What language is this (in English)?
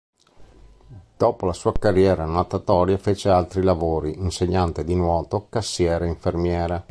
Italian